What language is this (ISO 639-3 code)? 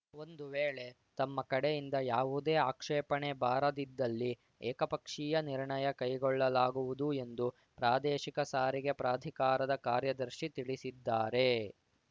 kan